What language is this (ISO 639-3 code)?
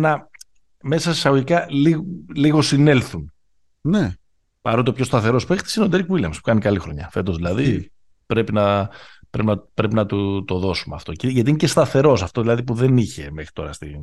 ell